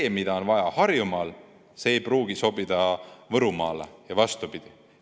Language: Estonian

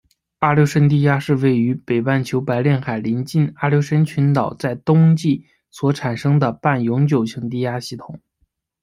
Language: Chinese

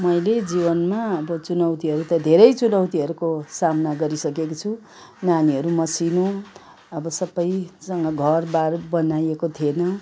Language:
Nepali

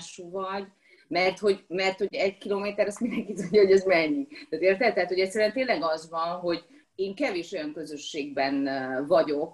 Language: Hungarian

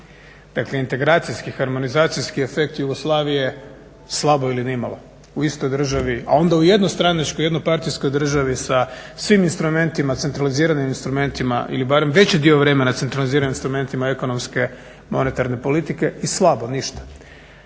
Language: Croatian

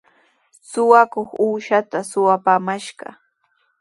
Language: Sihuas Ancash Quechua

